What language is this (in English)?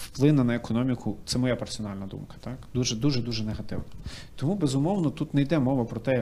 Ukrainian